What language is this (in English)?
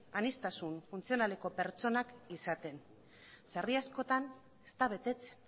Basque